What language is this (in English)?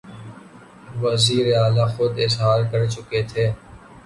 Urdu